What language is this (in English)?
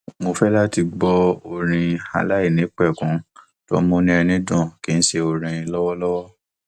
Yoruba